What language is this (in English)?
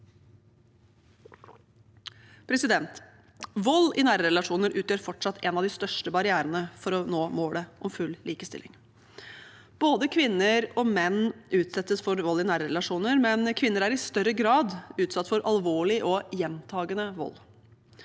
Norwegian